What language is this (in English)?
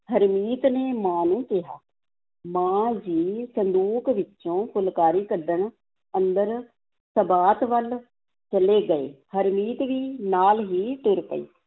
Punjabi